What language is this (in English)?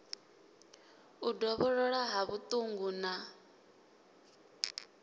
Venda